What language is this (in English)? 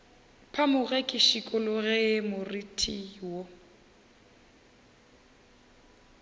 Northern Sotho